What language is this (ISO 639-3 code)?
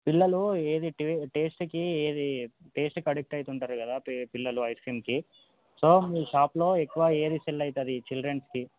tel